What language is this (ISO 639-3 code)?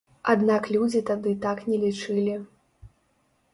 bel